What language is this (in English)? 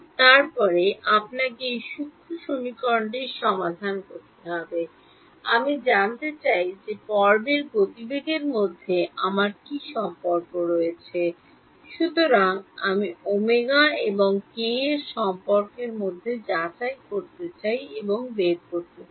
Bangla